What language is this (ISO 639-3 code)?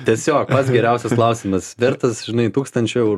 lit